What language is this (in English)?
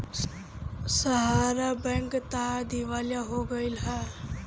Bhojpuri